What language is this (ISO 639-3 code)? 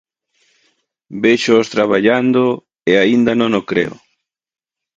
glg